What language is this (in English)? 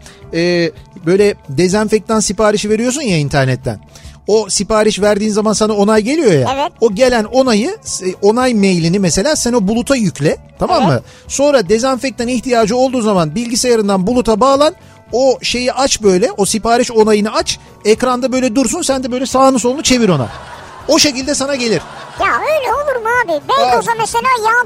Turkish